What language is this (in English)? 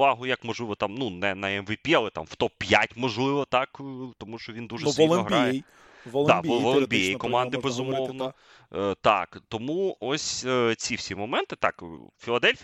Ukrainian